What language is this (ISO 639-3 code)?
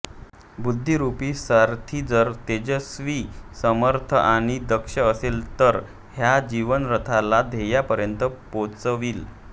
mar